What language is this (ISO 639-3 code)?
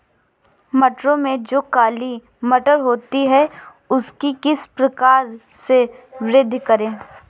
hin